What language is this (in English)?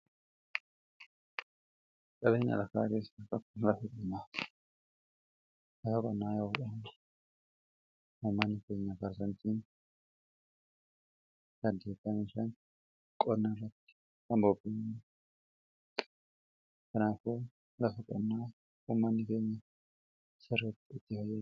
Oromo